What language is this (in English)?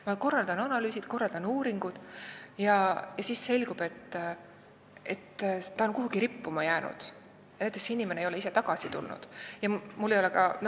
Estonian